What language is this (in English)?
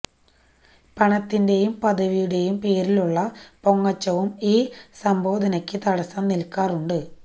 Malayalam